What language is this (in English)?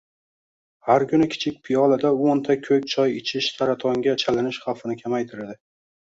Uzbek